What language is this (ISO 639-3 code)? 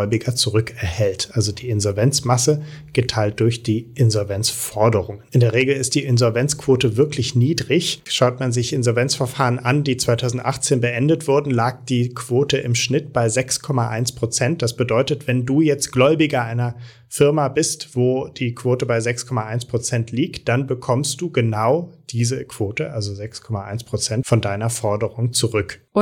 deu